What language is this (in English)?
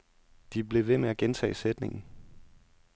Danish